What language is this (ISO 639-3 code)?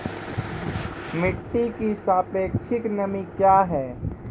mai